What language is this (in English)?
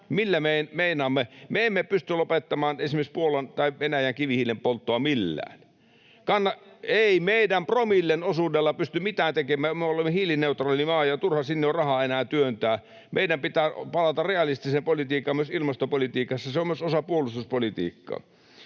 Finnish